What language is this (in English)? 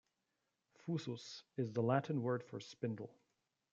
English